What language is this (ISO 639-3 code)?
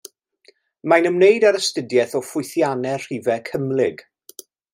cym